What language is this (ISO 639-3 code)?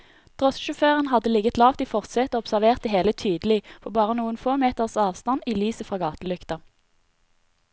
nor